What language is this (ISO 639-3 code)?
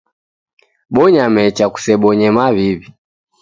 dav